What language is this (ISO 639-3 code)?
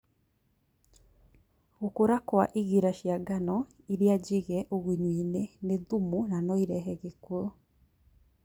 kik